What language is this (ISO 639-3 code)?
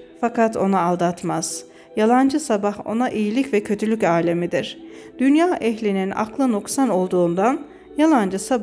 tur